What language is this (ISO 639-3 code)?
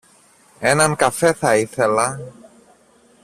ell